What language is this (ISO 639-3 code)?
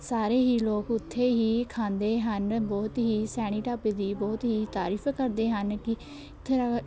pan